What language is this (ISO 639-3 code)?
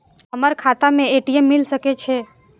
mai